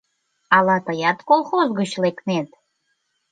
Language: Mari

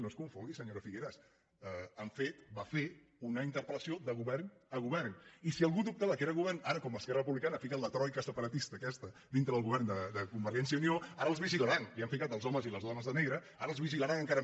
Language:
Catalan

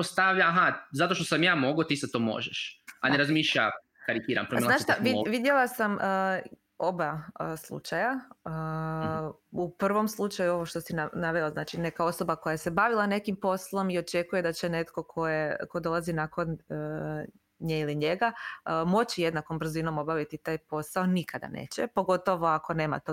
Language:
Croatian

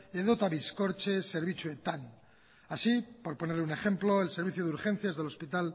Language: Spanish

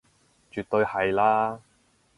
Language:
Cantonese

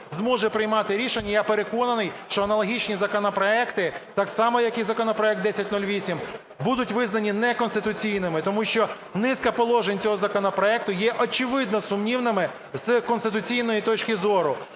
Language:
Ukrainian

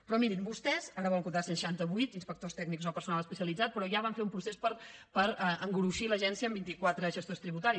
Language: Catalan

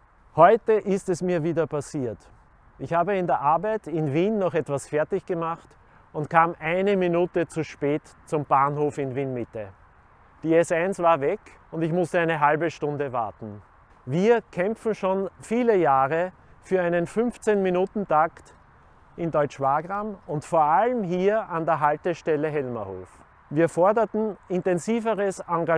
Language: German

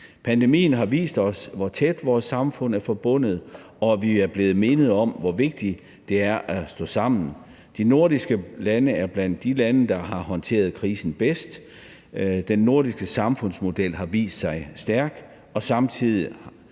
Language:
Danish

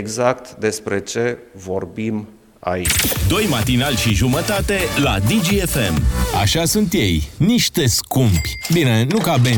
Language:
Romanian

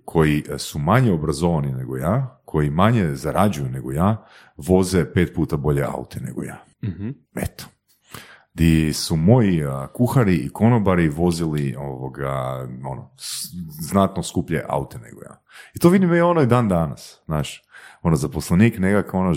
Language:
Croatian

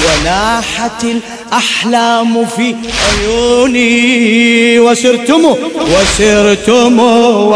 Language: Arabic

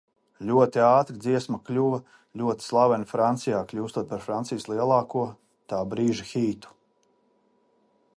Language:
Latvian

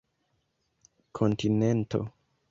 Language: Esperanto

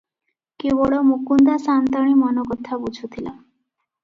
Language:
Odia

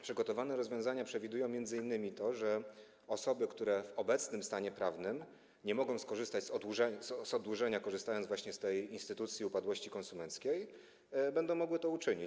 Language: Polish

